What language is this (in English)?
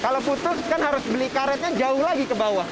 Indonesian